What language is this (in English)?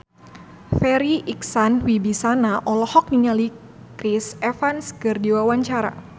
Sundanese